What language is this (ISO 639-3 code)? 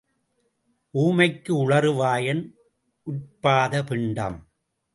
tam